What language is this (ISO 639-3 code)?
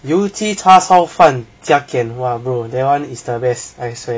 eng